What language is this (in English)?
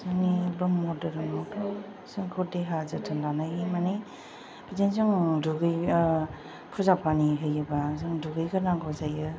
Bodo